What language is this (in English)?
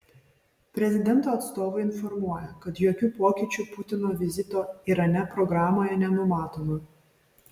Lithuanian